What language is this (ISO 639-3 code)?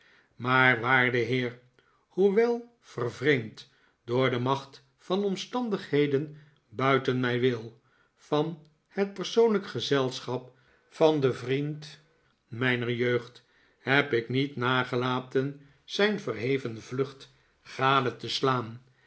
nld